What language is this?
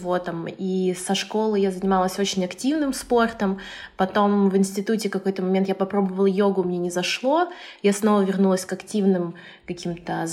Russian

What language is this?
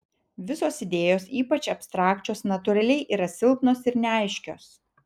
Lithuanian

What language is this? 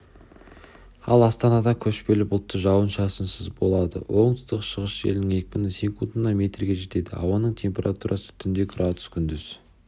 Kazakh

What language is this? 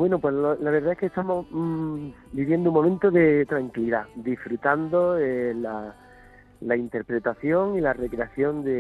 Spanish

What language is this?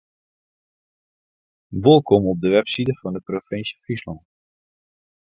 Western Frisian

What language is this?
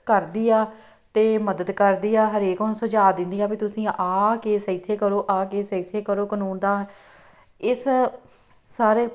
Punjabi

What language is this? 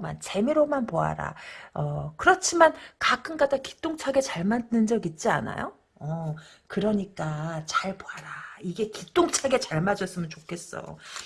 Korean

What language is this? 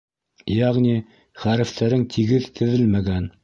Bashkir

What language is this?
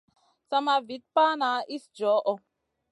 Masana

